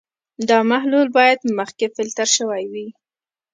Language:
Pashto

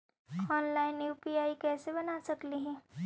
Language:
Magahi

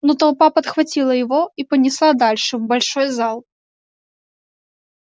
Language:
Russian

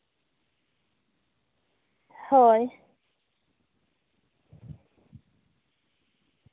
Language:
Santali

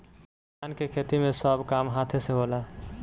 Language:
Bhojpuri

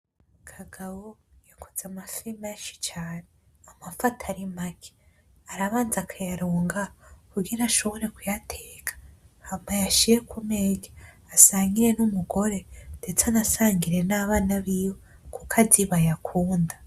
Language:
Rundi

